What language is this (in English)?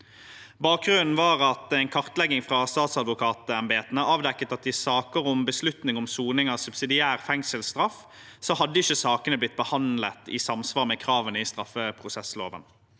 Norwegian